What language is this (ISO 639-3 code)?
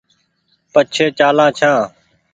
gig